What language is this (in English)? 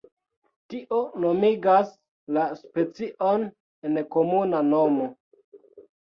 Esperanto